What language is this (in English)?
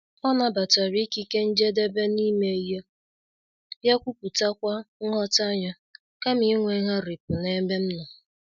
Igbo